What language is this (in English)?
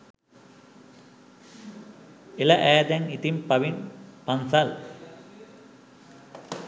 Sinhala